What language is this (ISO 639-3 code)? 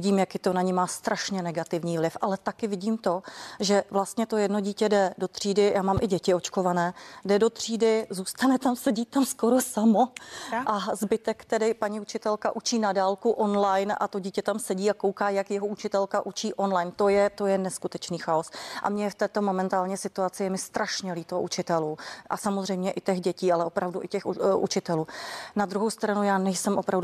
ces